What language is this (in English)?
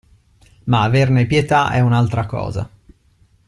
Italian